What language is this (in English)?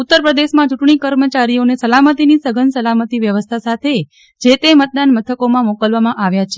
Gujarati